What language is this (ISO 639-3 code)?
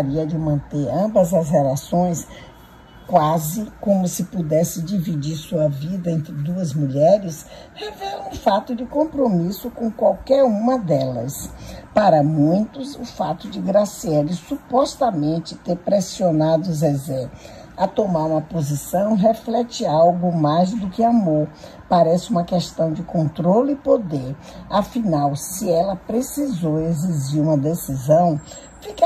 por